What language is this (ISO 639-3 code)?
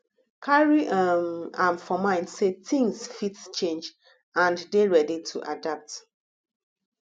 pcm